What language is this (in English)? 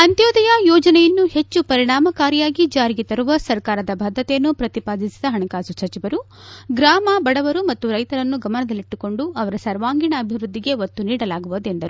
Kannada